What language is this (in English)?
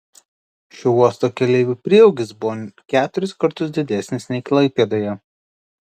Lithuanian